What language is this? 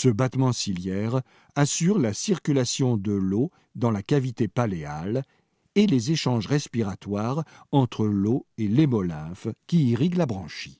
French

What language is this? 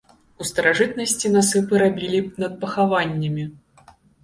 Belarusian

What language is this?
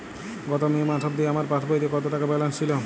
Bangla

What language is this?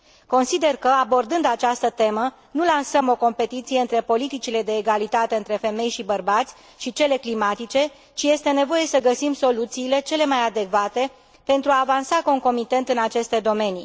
Romanian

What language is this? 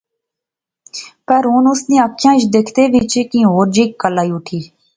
Pahari-Potwari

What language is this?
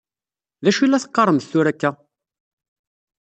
Kabyle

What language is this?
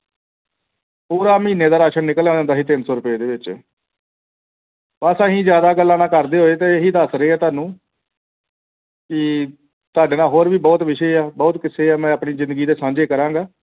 Punjabi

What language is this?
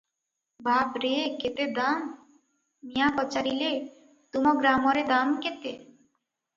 Odia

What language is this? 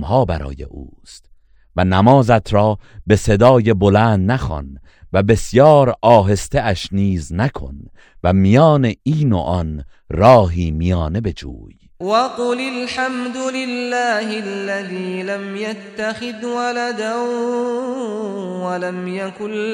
Persian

